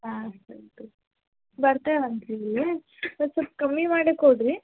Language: Kannada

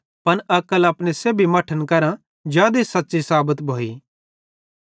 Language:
Bhadrawahi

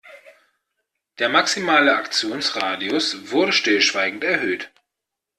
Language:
German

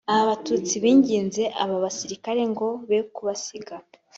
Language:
Kinyarwanda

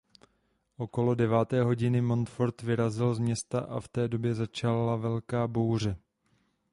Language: Czech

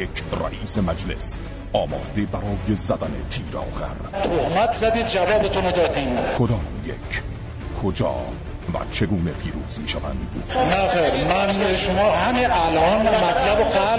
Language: Persian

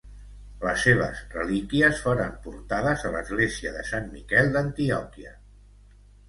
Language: Catalan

